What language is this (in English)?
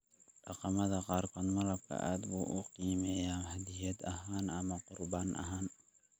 Somali